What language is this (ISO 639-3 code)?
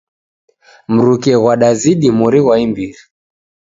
dav